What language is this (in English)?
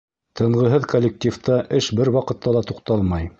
Bashkir